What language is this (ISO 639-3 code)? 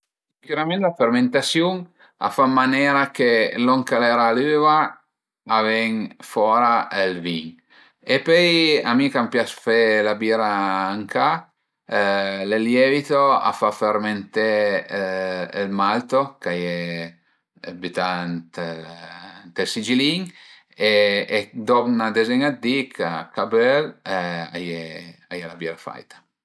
pms